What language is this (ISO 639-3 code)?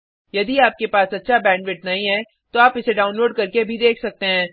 hin